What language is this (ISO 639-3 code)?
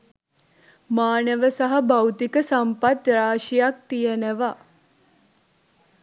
sin